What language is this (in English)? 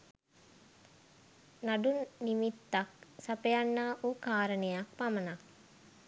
Sinhala